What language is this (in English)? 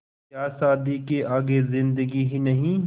Hindi